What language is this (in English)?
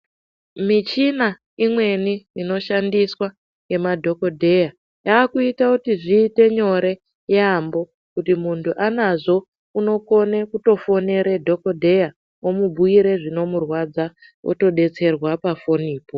Ndau